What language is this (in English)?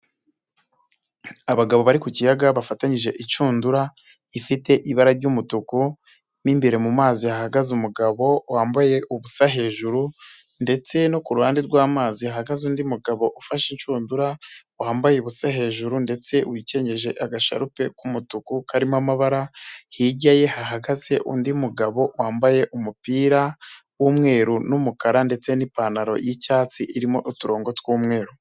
Kinyarwanda